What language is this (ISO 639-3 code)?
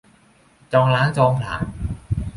tha